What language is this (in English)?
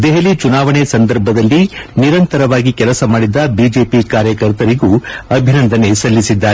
Kannada